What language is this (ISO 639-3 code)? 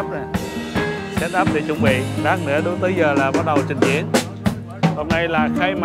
vie